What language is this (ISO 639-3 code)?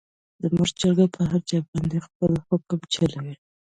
pus